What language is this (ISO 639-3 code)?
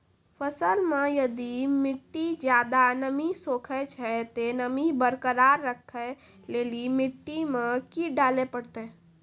mai